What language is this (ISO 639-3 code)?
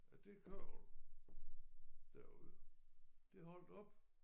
dan